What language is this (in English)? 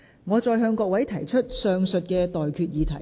Cantonese